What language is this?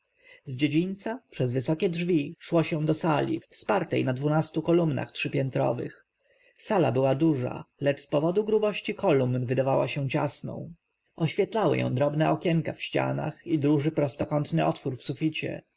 Polish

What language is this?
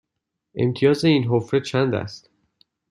Persian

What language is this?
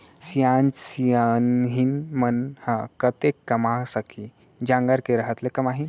Chhattisgarhi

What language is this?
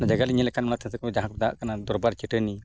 Santali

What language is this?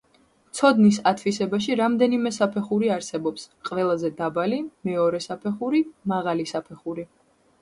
Georgian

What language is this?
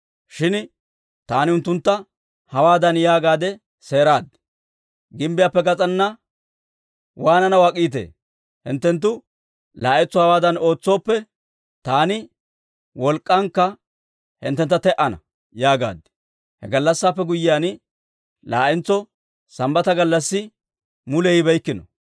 Dawro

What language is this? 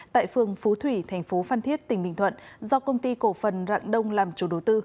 Vietnamese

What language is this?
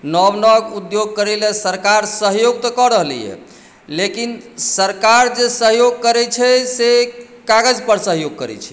Maithili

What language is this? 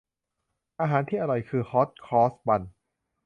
Thai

